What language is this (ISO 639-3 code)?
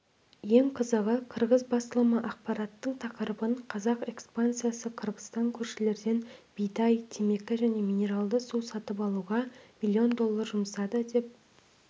kaz